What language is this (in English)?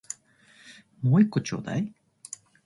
Japanese